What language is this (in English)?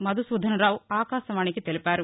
Telugu